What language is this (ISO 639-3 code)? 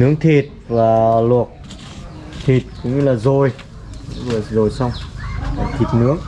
vie